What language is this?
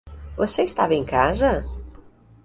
Portuguese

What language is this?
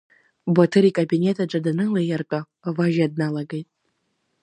Abkhazian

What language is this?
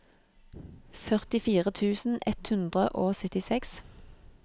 Norwegian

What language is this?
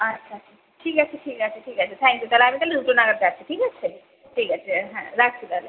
Bangla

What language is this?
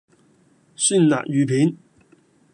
Cantonese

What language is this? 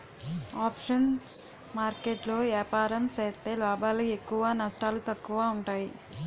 Telugu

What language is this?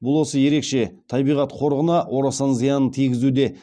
Kazakh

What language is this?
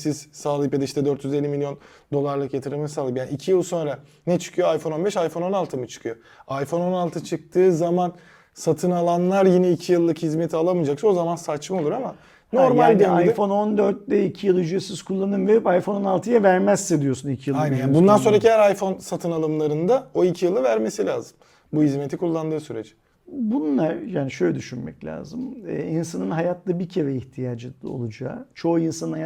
Turkish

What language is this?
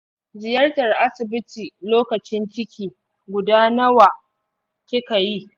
Hausa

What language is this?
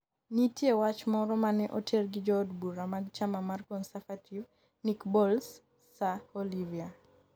Luo (Kenya and Tanzania)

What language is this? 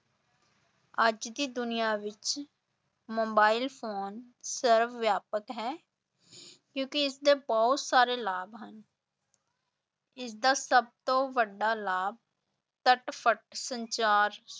Punjabi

